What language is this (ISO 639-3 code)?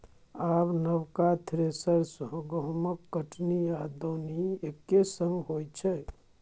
mai